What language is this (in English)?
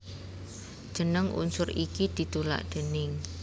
Javanese